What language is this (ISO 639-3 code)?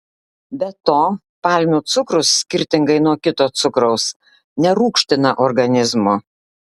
lit